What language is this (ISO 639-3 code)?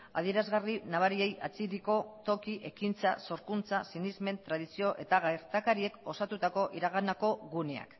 eus